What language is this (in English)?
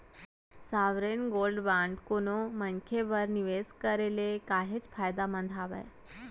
Chhattisgarhi